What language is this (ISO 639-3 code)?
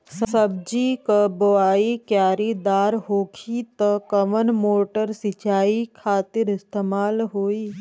bho